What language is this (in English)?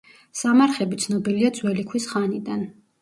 Georgian